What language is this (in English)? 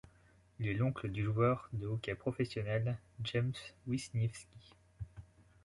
French